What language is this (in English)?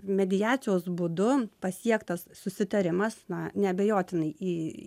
Lithuanian